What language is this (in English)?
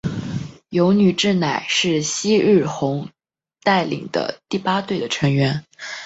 Chinese